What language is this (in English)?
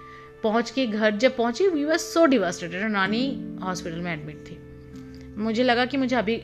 Hindi